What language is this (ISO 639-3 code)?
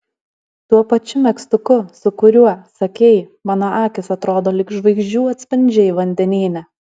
lit